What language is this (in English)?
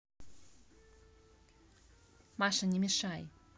Russian